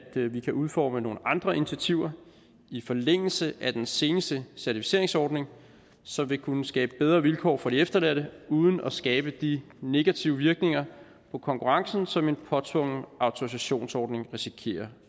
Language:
Danish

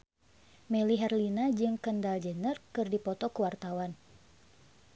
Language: Sundanese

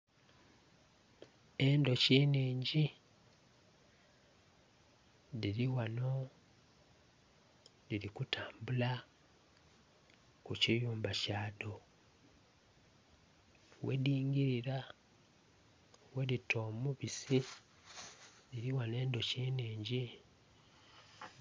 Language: Soga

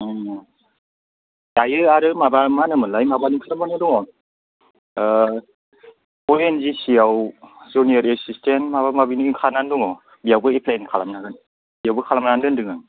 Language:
Bodo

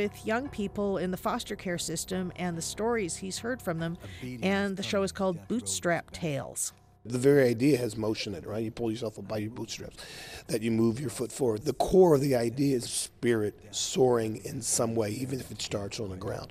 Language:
English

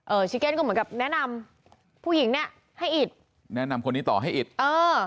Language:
Thai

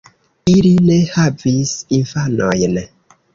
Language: Esperanto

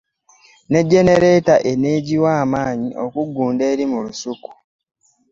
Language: Ganda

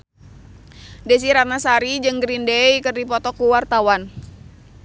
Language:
Sundanese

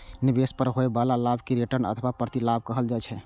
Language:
Maithili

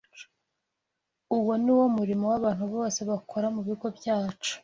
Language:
Kinyarwanda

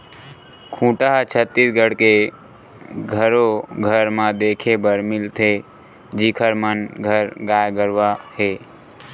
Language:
Chhattisgarhi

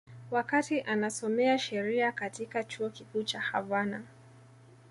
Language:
Swahili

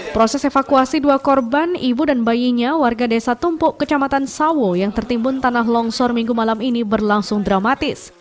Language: Indonesian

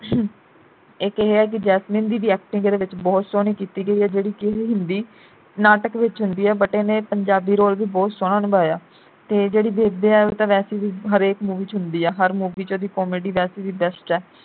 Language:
Punjabi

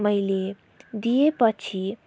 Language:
Nepali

